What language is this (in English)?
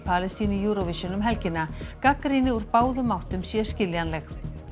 Icelandic